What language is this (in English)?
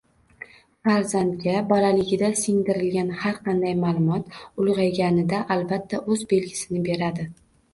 Uzbek